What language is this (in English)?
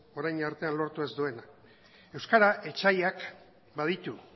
Basque